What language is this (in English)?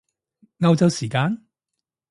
Cantonese